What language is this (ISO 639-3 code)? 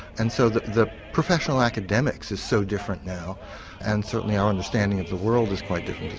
eng